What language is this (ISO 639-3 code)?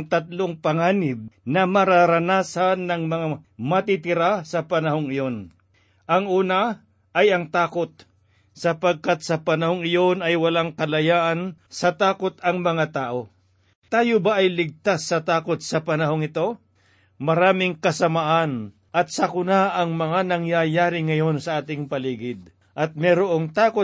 fil